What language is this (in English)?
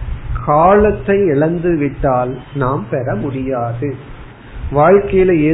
Tamil